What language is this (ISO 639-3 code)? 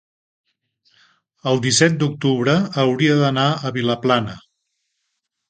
cat